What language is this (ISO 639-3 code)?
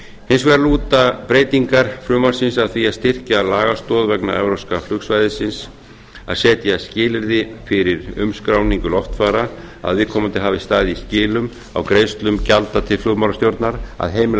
isl